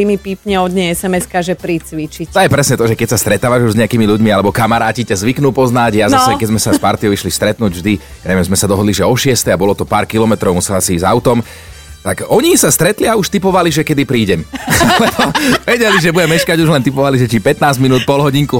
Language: Slovak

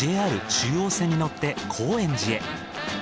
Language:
Japanese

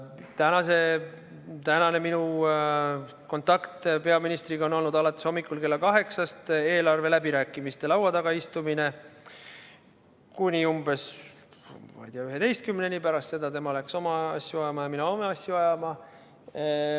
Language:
Estonian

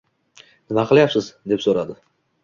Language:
Uzbek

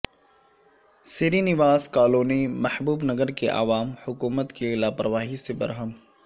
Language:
Urdu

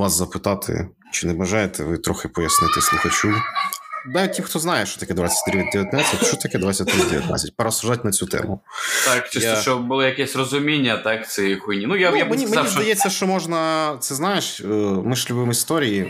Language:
Ukrainian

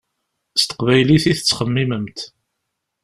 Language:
Kabyle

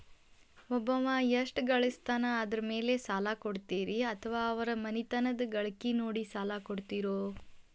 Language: Kannada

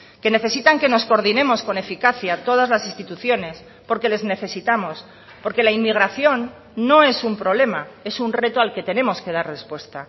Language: Spanish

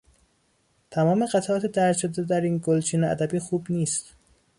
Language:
Persian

